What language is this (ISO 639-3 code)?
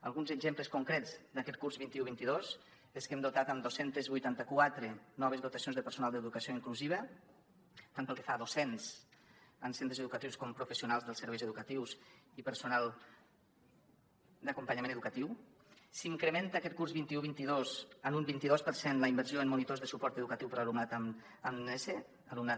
cat